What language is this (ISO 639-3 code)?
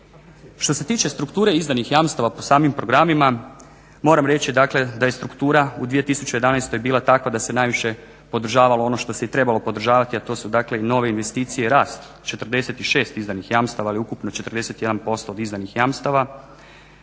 hrv